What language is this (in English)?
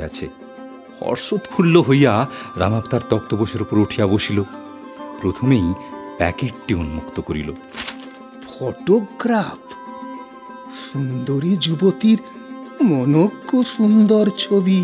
Bangla